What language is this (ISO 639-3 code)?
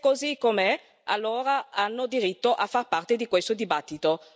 ita